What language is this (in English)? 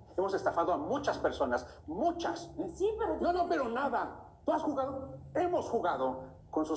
Spanish